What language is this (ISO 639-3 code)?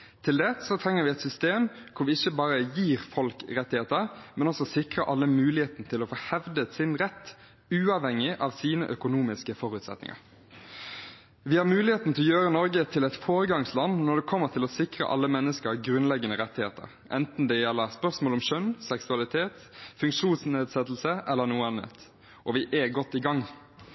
nob